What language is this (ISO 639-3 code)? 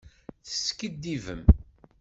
kab